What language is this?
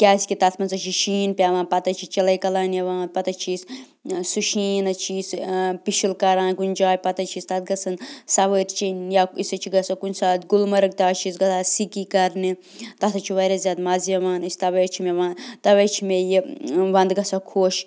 Kashmiri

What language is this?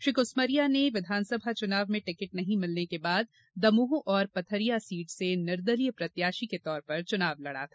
Hindi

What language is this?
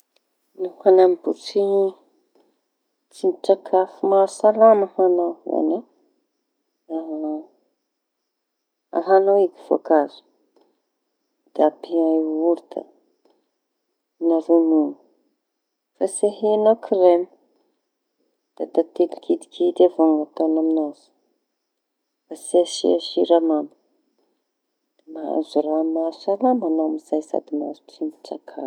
Tanosy Malagasy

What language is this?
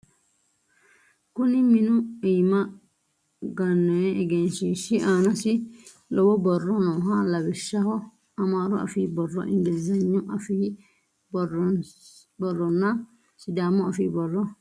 Sidamo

